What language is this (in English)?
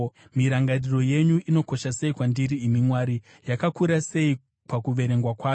Shona